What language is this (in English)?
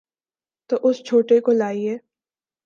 Urdu